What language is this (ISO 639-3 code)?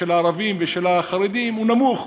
heb